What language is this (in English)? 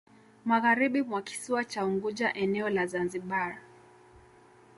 Swahili